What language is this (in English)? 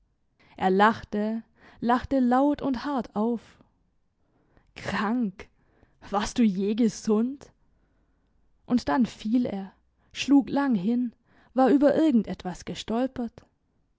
German